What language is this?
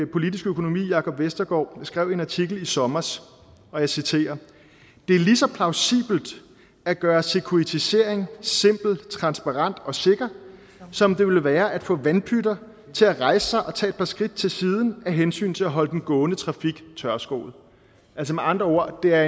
Danish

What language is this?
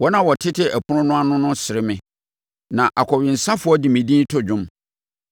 Akan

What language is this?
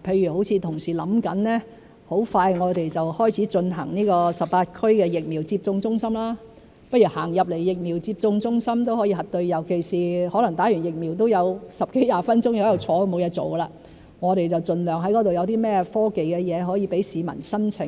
Cantonese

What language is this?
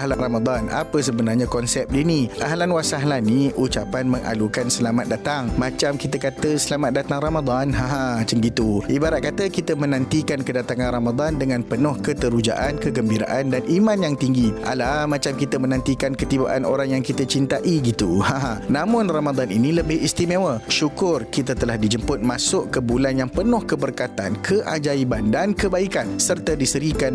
Malay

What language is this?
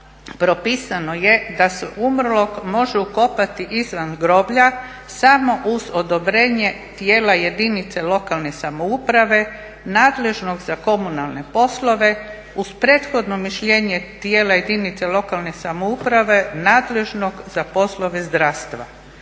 Croatian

